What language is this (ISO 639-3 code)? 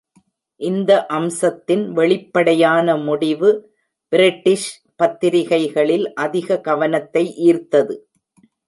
tam